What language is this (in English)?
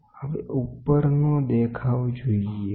Gujarati